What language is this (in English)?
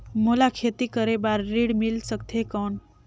Chhattisgarhi